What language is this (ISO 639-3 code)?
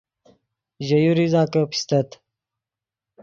ydg